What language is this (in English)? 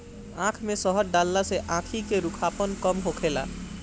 Bhojpuri